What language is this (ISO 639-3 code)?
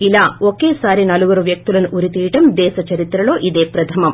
tel